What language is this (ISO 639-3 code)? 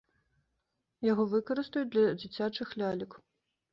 bel